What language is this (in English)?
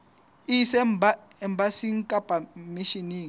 Southern Sotho